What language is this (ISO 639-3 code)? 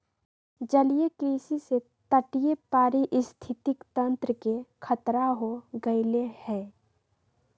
mag